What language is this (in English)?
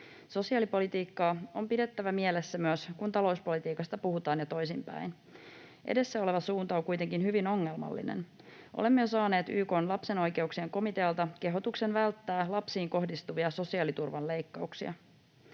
Finnish